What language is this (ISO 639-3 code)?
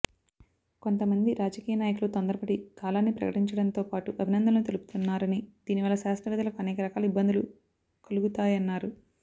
tel